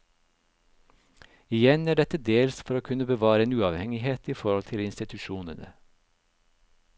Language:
Norwegian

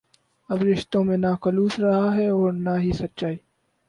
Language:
Urdu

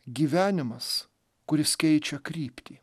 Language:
Lithuanian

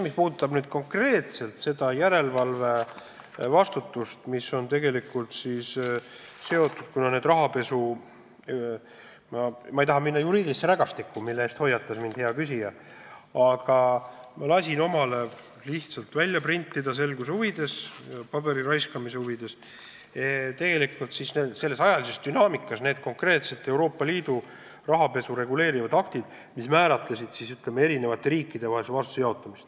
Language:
Estonian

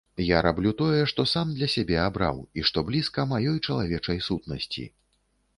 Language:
Belarusian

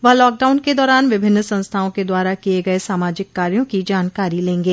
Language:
Hindi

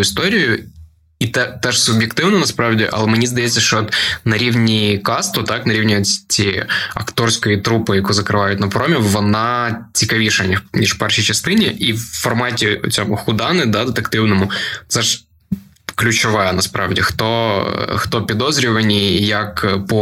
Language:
Ukrainian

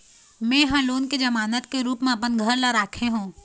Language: Chhattisgarhi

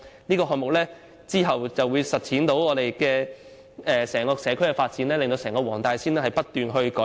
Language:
Cantonese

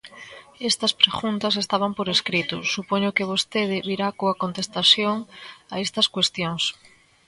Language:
Galician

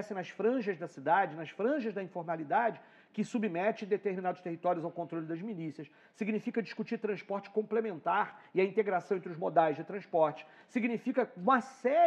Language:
Portuguese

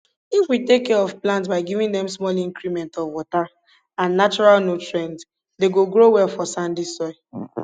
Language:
Nigerian Pidgin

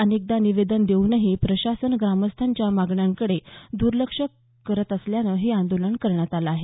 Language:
Marathi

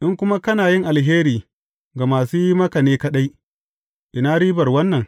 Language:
Hausa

